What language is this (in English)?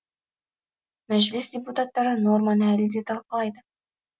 Kazakh